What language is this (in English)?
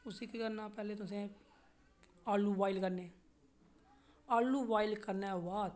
Dogri